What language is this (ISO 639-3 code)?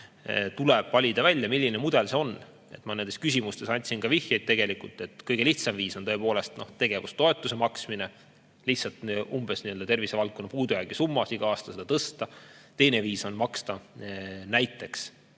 est